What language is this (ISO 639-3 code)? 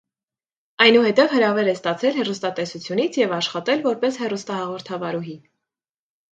hye